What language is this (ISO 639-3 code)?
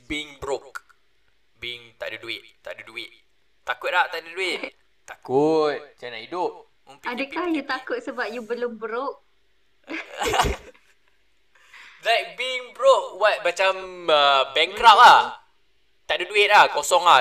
msa